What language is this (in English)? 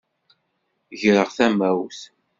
Kabyle